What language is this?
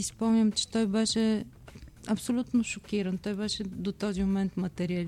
Bulgarian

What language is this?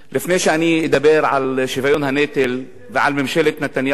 Hebrew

